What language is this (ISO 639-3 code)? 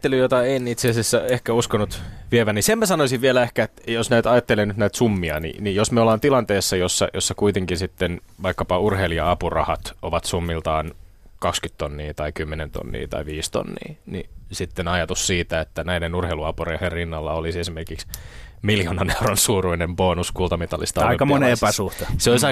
fin